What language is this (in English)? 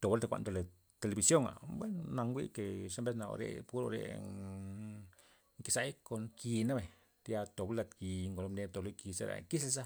Loxicha Zapotec